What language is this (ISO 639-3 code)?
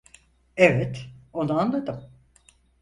tur